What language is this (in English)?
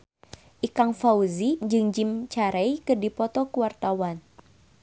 Sundanese